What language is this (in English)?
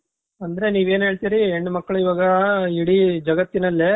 Kannada